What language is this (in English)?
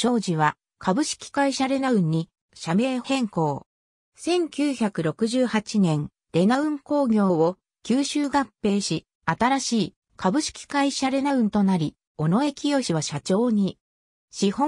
Japanese